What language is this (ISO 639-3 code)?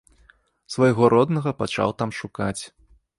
bel